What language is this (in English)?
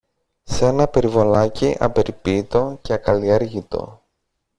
Greek